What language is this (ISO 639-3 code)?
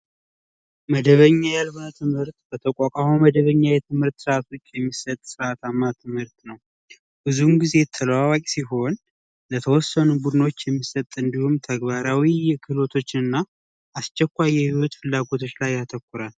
amh